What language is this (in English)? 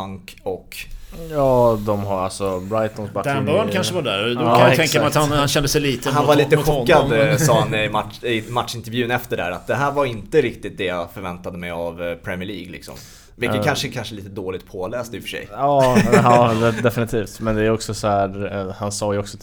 Swedish